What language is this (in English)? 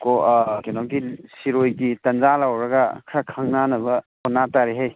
Manipuri